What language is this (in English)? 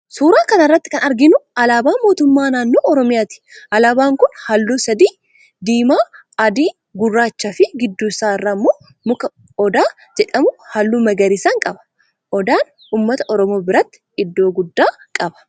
Oromo